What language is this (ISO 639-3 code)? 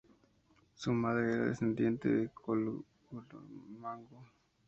spa